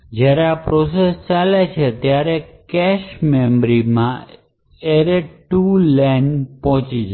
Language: Gujarati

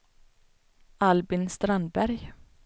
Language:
Swedish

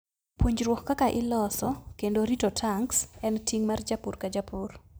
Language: Luo (Kenya and Tanzania)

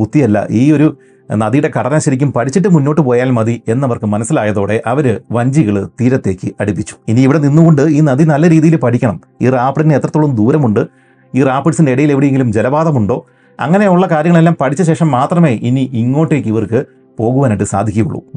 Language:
Malayalam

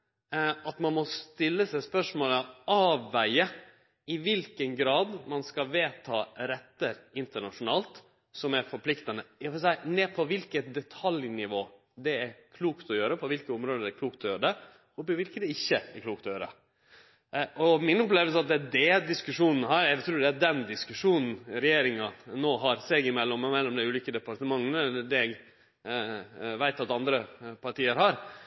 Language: Norwegian Nynorsk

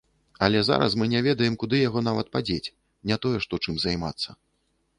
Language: Belarusian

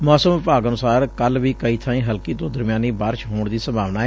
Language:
Punjabi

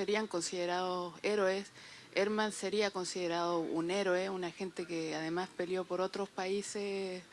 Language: Spanish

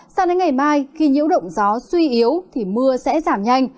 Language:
Vietnamese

